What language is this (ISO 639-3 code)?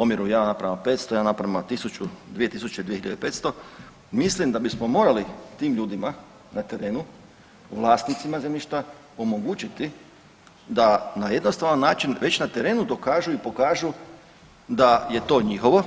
hrv